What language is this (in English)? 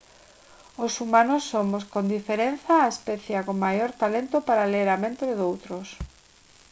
Galician